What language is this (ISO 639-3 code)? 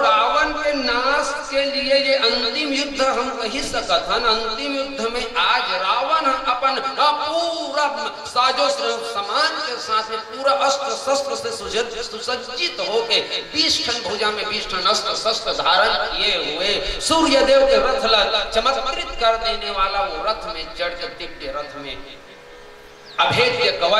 hin